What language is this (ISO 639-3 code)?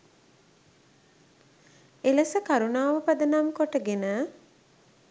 sin